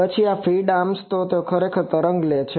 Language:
Gujarati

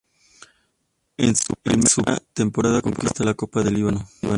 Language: Spanish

